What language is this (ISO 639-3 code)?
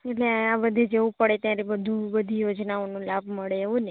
guj